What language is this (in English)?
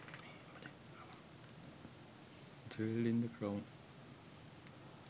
Sinhala